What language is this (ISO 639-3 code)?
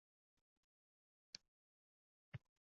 uzb